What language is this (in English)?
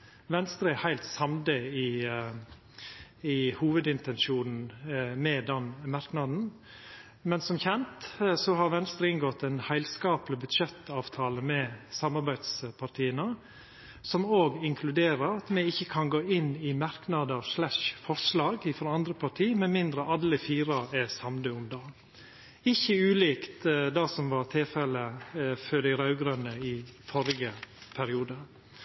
Norwegian Nynorsk